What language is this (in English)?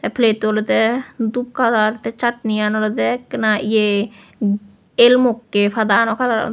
Chakma